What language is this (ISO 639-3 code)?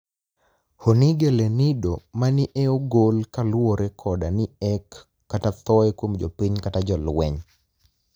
luo